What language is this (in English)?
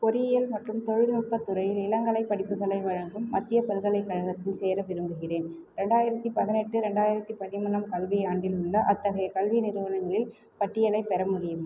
Tamil